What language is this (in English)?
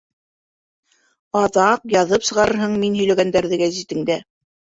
Bashkir